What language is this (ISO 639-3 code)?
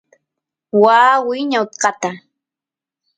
qus